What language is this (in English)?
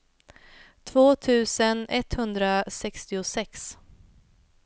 Swedish